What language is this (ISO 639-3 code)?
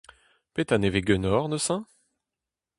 bre